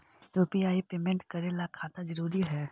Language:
Magahi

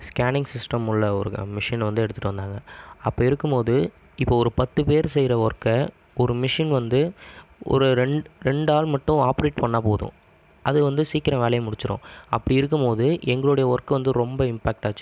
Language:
Tamil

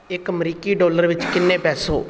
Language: Punjabi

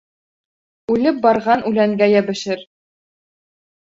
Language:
Bashkir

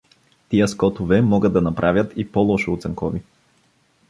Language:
Bulgarian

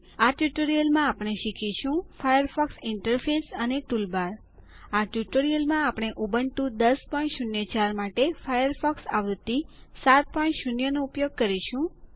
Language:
Gujarati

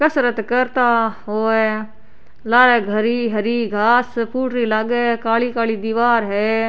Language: Rajasthani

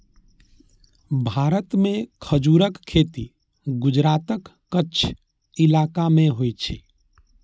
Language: Maithili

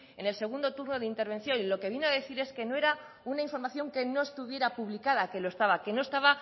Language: Spanish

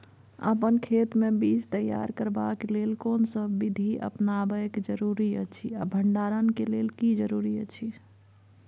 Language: Maithili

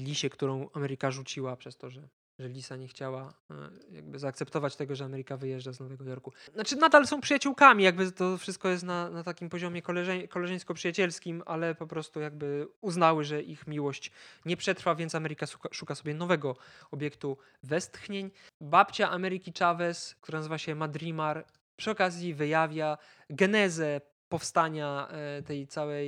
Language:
Polish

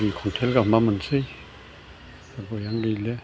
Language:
Bodo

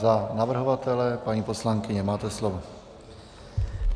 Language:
Czech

